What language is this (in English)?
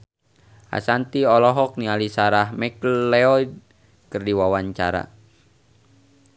Sundanese